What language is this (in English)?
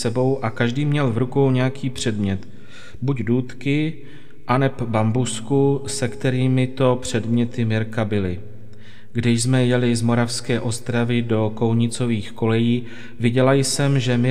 Czech